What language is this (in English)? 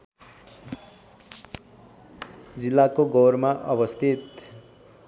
Nepali